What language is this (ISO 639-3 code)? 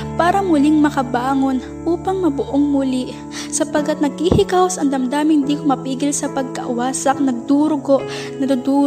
fil